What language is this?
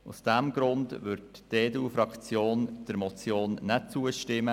Swiss German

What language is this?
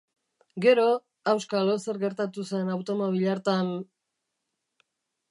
Basque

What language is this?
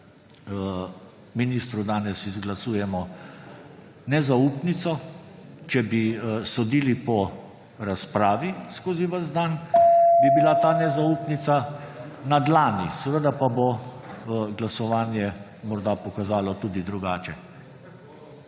Slovenian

